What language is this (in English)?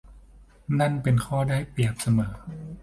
Thai